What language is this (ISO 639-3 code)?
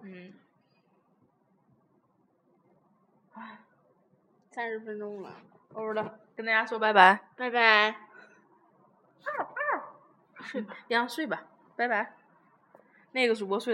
zho